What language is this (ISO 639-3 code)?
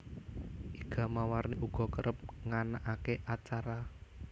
jav